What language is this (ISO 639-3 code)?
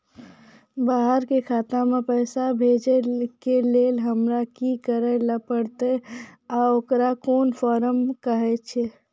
mai